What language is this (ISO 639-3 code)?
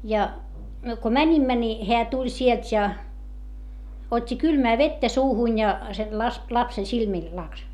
fin